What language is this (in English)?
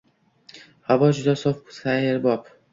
Uzbek